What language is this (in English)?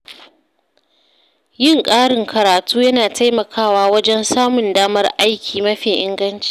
Hausa